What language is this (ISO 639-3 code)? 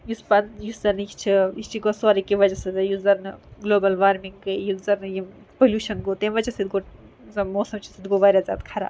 kas